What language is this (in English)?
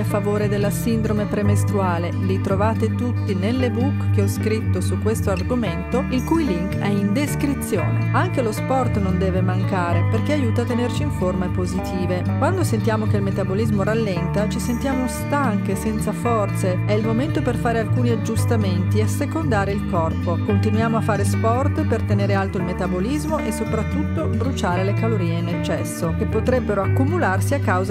Italian